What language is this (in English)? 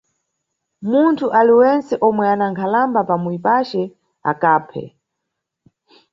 Nyungwe